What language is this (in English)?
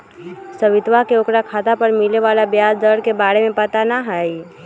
Magahi